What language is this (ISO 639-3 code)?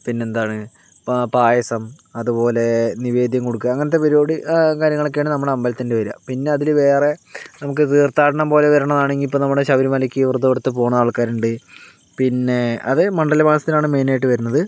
mal